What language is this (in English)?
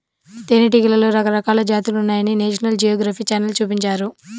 Telugu